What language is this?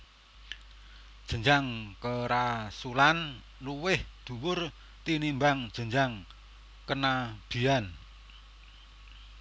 Javanese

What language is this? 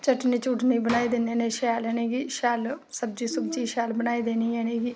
Dogri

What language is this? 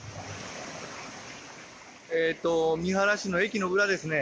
Japanese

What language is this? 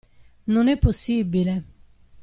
Italian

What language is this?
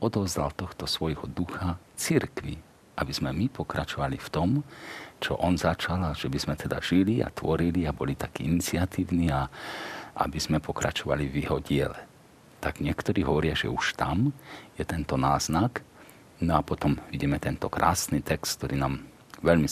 Slovak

